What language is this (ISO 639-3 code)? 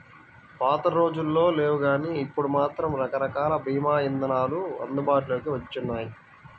tel